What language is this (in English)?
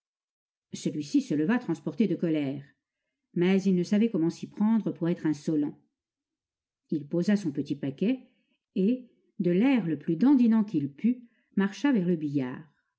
French